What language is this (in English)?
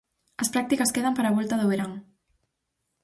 Galician